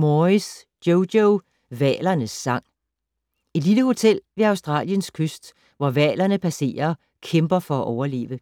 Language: Danish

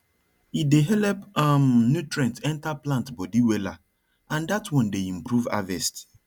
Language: Nigerian Pidgin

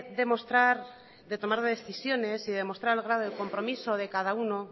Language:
Spanish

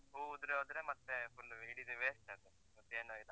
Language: Kannada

